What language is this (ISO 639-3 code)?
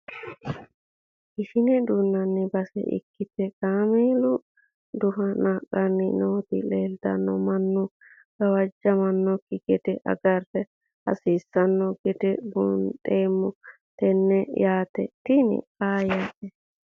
sid